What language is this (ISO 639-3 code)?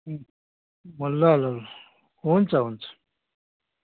nep